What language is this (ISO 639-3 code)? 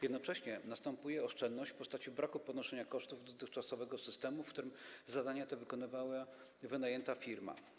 pol